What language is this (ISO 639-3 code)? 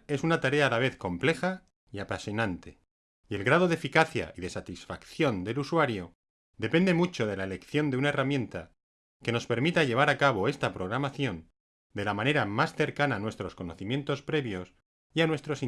spa